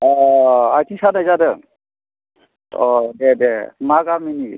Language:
Bodo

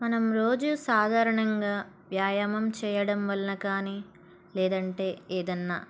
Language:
Telugu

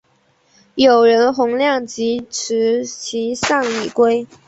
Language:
Chinese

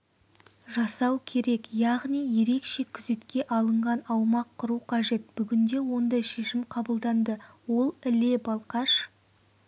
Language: Kazakh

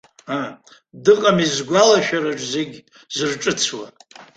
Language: Abkhazian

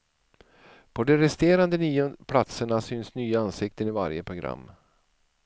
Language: Swedish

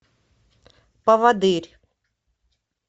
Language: Russian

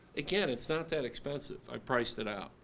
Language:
English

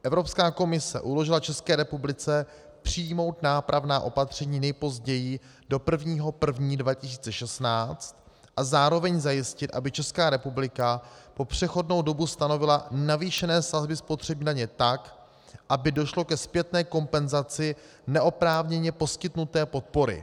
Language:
Czech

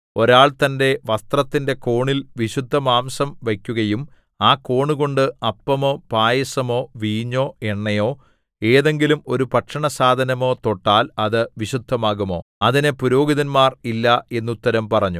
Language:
Malayalam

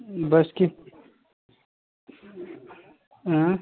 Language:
Kashmiri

